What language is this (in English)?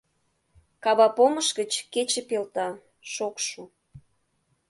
Mari